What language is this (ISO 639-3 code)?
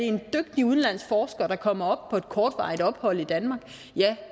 dan